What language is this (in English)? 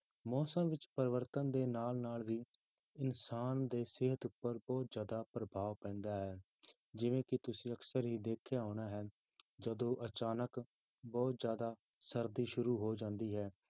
Punjabi